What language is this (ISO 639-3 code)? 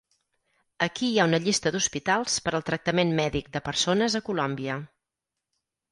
cat